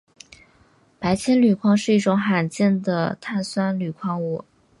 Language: Chinese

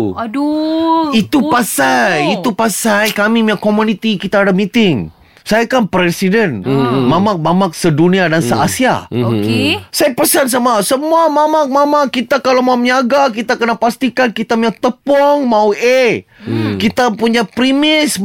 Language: Malay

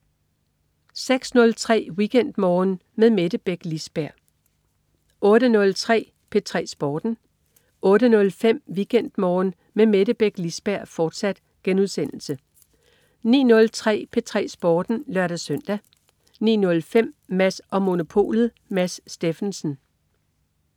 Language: Danish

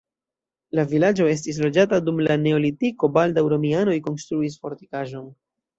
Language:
Esperanto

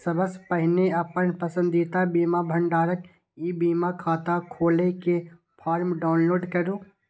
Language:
Maithili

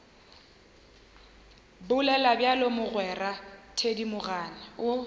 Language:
Northern Sotho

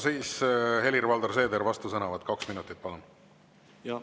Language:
Estonian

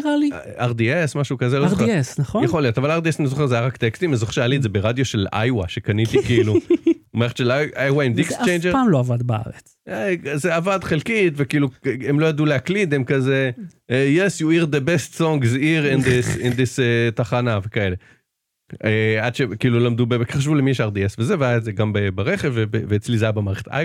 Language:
Hebrew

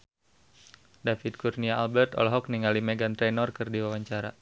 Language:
Sundanese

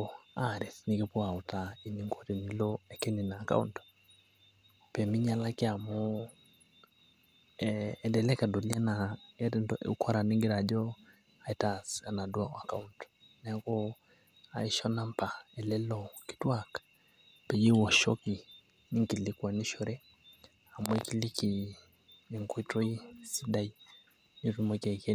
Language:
Masai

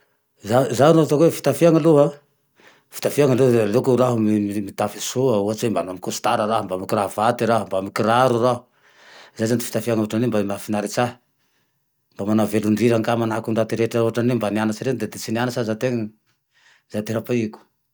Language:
Tandroy-Mahafaly Malagasy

